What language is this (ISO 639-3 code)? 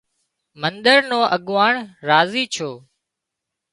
kxp